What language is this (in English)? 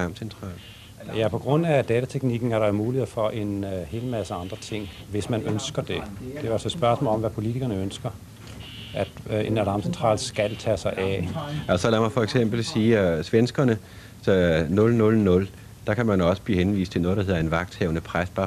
Danish